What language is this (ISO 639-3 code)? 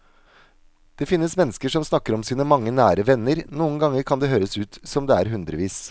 nor